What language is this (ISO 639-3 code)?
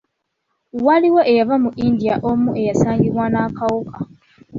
lug